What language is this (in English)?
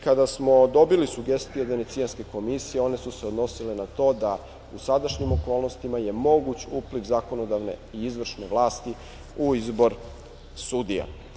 Serbian